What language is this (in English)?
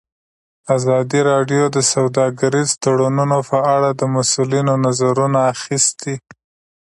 Pashto